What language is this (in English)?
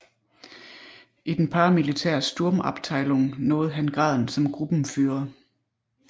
Danish